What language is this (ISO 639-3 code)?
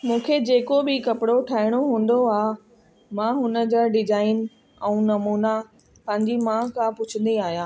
snd